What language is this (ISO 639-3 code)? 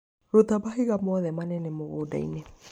kik